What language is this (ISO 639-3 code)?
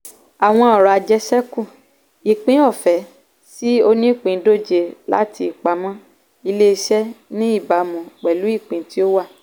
yor